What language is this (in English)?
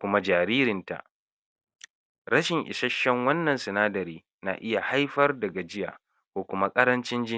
Hausa